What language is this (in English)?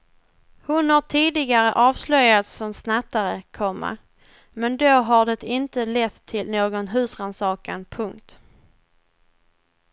Swedish